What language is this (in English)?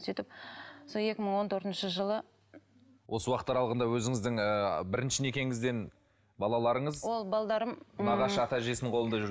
Kazakh